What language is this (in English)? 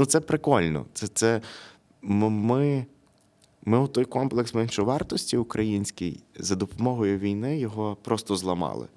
Ukrainian